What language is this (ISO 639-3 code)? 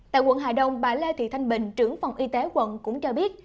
vie